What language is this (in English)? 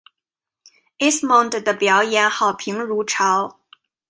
Chinese